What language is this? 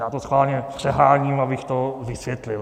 Czech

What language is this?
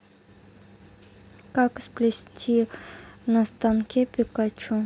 Russian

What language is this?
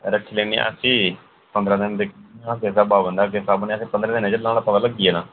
Dogri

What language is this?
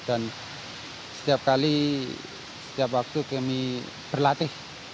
Indonesian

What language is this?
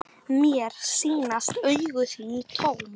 Icelandic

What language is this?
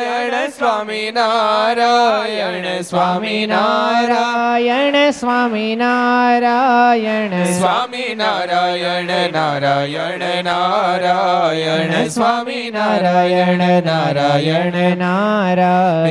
Gujarati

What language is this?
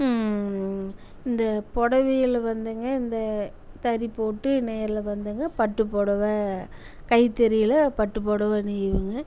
Tamil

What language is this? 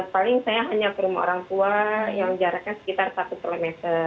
Indonesian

